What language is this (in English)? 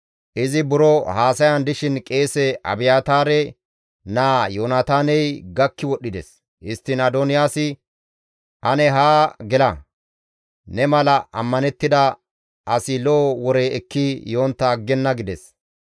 Gamo